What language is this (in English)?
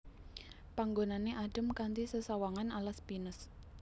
Javanese